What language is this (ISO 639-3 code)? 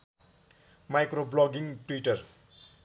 nep